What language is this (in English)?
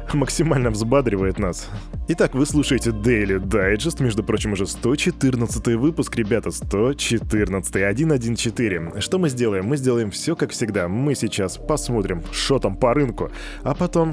Russian